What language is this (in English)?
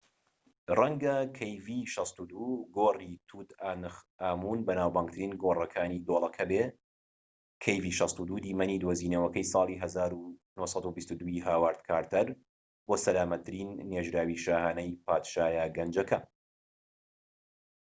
Central Kurdish